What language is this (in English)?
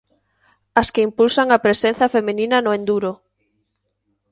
Galician